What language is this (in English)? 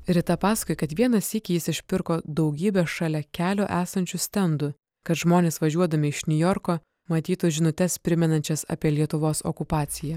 Lithuanian